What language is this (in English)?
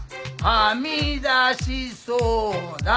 Japanese